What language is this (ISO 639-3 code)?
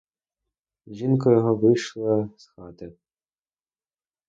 ukr